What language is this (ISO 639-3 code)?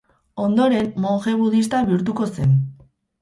eus